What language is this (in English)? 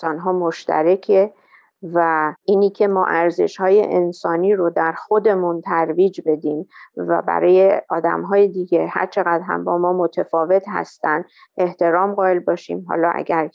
Persian